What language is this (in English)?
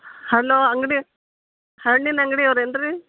Kannada